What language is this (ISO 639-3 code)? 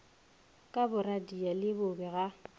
nso